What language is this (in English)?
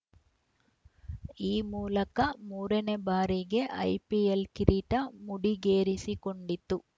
Kannada